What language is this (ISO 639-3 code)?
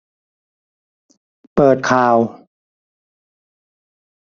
tha